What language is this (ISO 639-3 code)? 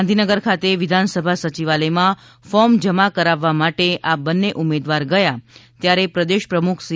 guj